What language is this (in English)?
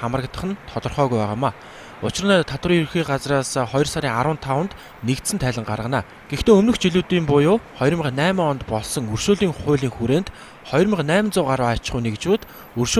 Korean